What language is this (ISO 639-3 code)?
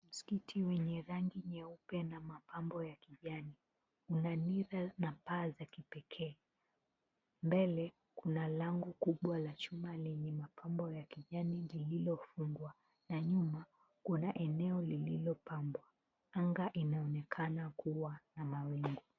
swa